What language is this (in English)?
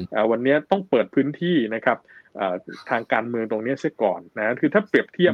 Thai